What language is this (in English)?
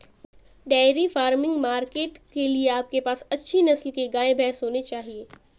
Hindi